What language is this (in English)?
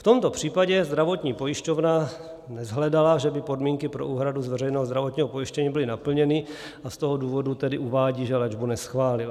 Czech